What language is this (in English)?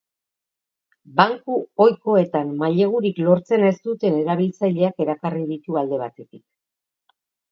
Basque